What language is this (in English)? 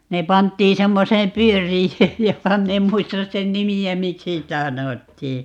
Finnish